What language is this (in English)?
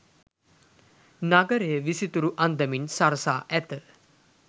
Sinhala